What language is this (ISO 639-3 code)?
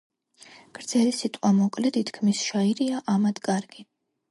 kat